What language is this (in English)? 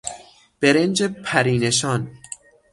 Persian